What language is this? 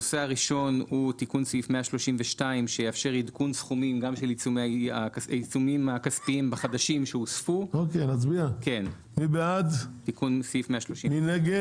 Hebrew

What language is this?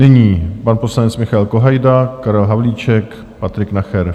Czech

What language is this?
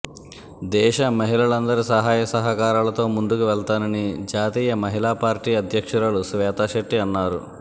Telugu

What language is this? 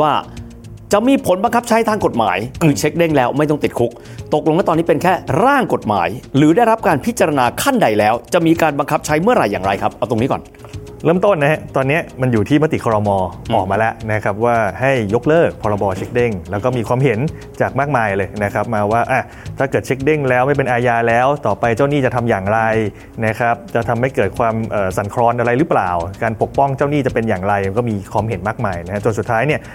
Thai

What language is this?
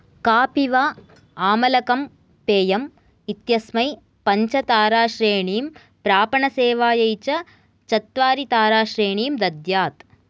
Sanskrit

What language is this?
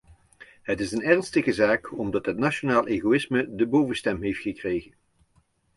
Dutch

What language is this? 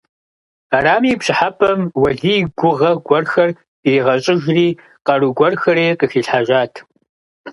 Kabardian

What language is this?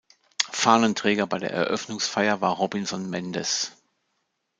German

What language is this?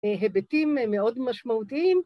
Hebrew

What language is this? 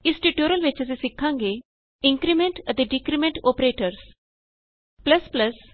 Punjabi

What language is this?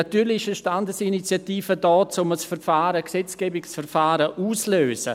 Swiss German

